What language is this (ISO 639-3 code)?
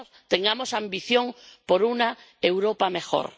spa